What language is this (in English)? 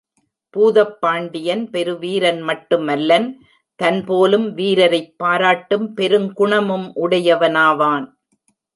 Tamil